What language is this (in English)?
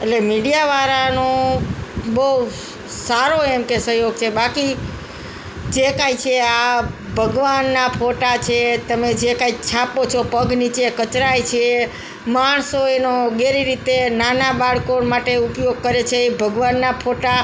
Gujarati